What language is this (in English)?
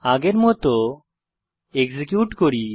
Bangla